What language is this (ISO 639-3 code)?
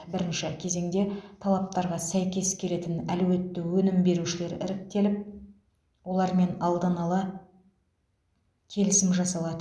kaz